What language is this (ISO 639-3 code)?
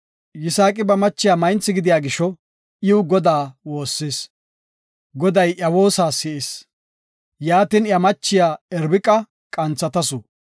gof